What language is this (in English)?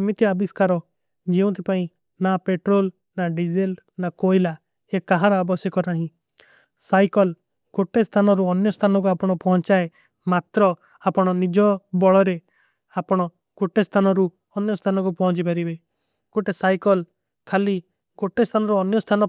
Kui (India)